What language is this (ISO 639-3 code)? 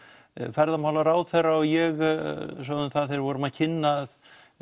isl